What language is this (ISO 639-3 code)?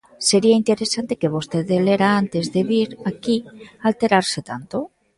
glg